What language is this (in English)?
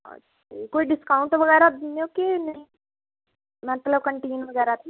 Punjabi